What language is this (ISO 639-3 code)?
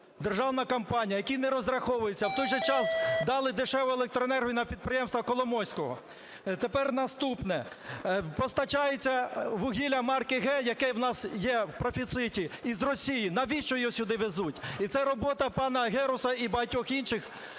ukr